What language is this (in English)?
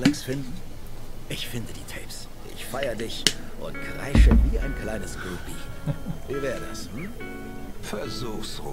German